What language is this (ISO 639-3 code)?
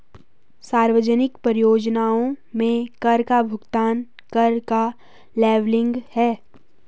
hin